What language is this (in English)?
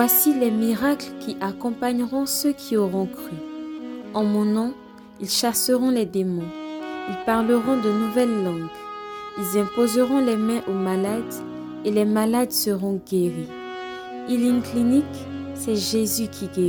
French